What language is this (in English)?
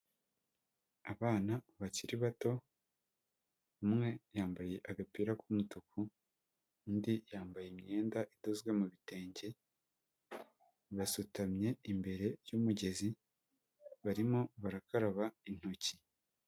Kinyarwanda